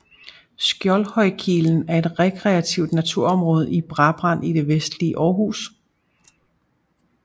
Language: Danish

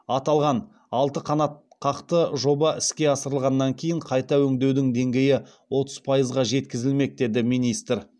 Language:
Kazakh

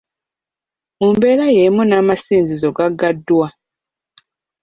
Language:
Ganda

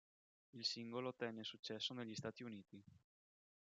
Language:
Italian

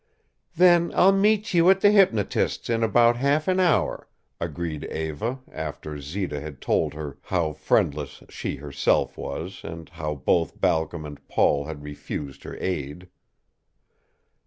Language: English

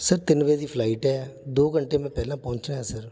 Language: Punjabi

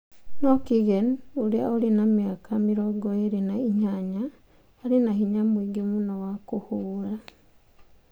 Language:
Kikuyu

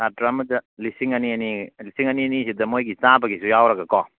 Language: Manipuri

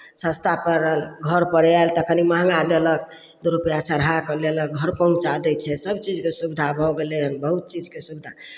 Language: Maithili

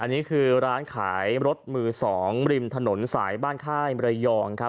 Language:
Thai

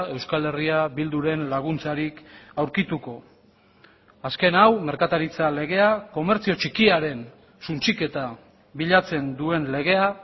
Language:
Basque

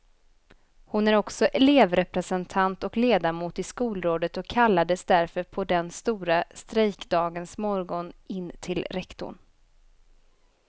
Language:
Swedish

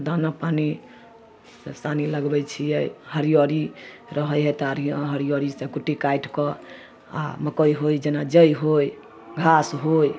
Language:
Maithili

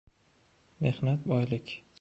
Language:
Uzbek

